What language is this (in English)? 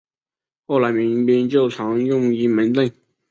Chinese